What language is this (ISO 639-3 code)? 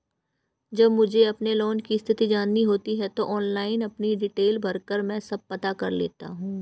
hin